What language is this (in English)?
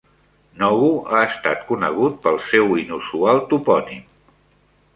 Catalan